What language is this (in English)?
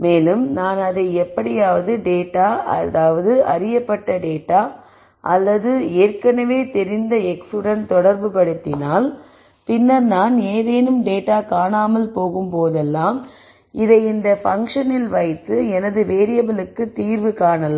Tamil